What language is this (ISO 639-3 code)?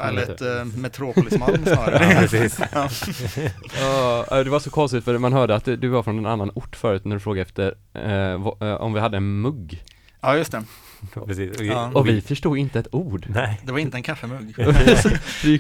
swe